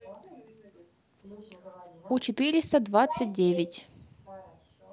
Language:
Russian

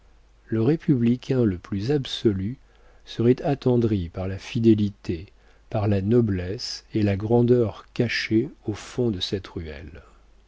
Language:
French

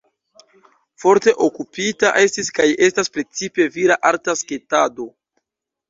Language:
Esperanto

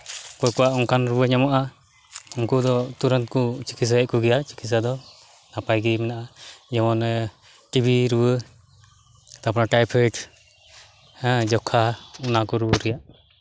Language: Santali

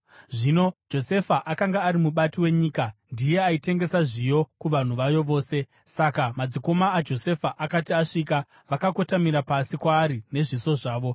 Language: Shona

